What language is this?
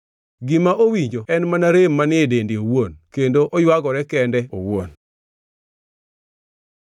Luo (Kenya and Tanzania)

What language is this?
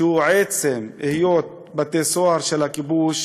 Hebrew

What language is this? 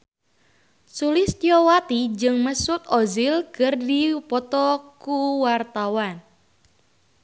Sundanese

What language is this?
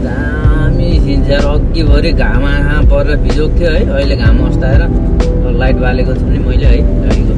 Nepali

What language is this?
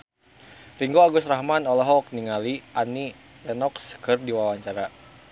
Sundanese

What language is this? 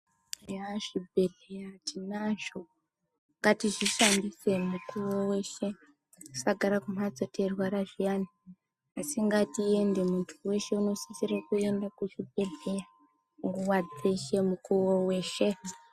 Ndau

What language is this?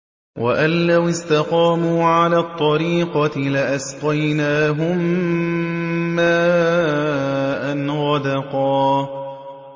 Arabic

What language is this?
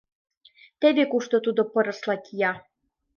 Mari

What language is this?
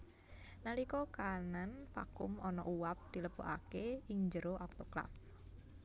Javanese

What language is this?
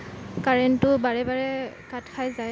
Assamese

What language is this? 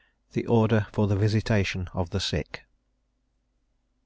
English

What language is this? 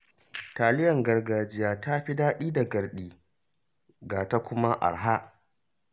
Hausa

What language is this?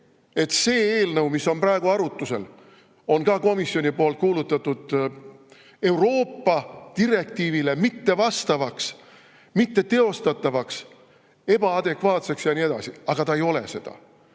Estonian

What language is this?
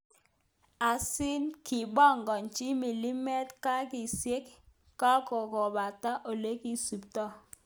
Kalenjin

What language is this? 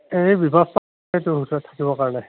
Assamese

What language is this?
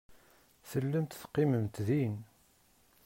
Kabyle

